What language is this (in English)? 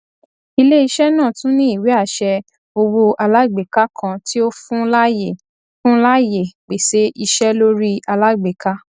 Yoruba